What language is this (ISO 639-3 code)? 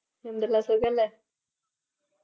mal